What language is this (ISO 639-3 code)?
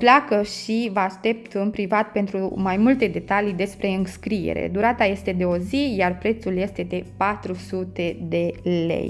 ron